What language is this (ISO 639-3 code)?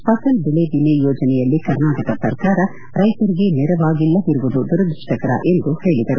kan